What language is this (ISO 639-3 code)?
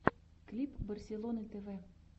rus